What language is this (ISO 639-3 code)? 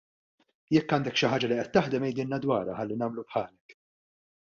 mlt